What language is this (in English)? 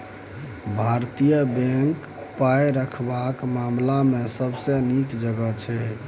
Maithili